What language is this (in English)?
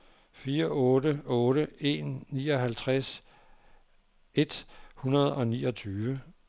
Danish